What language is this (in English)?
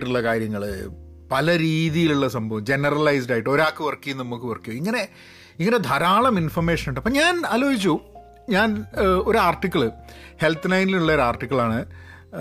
Malayalam